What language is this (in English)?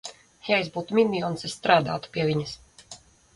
Latvian